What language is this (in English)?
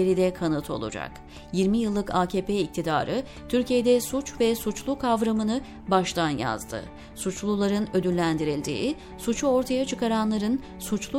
Turkish